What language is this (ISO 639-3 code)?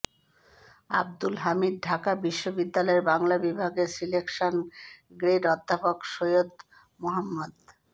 ben